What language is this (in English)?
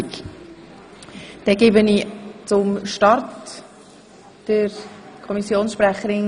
Swiss German